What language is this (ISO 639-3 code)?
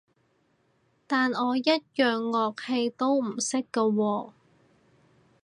yue